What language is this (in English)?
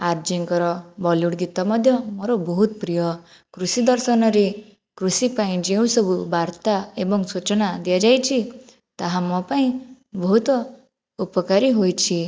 Odia